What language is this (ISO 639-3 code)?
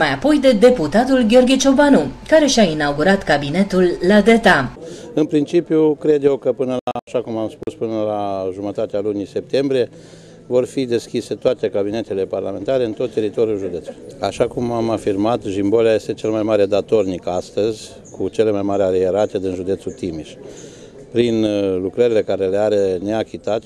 ron